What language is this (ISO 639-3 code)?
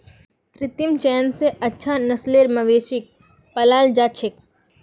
mag